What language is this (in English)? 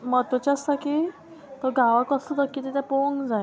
Konkani